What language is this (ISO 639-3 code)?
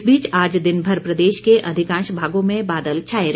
hin